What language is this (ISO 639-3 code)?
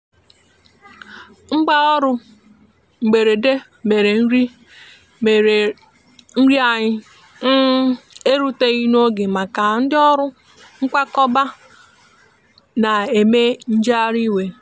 ibo